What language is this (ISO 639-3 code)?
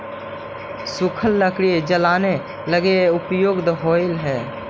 mag